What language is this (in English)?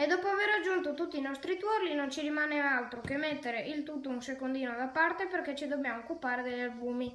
Italian